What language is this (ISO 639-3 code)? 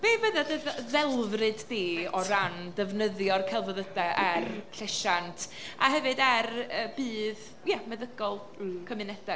cym